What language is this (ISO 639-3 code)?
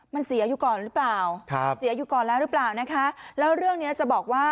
tha